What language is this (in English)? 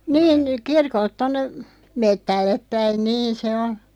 Finnish